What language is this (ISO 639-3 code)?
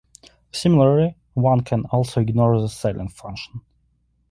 eng